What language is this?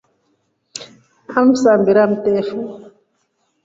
Rombo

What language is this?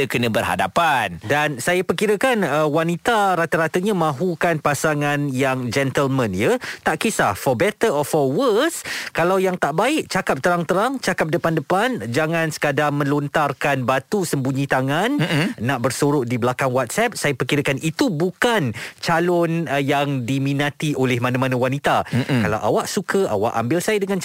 Malay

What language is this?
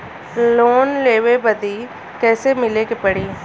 Bhojpuri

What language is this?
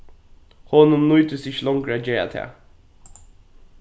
Faroese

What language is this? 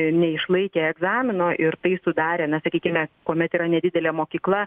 Lithuanian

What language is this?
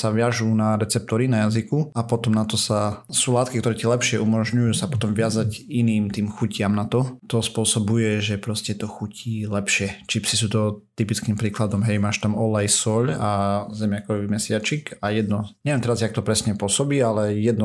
Slovak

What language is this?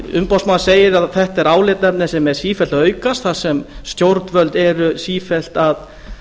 Icelandic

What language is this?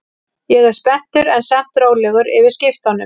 Icelandic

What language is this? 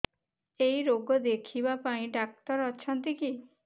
Odia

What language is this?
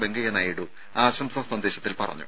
Malayalam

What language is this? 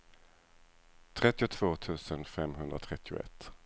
Swedish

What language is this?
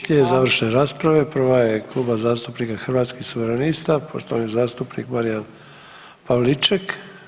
Croatian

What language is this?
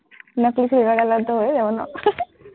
Assamese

